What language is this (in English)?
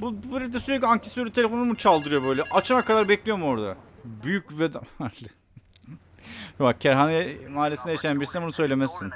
Turkish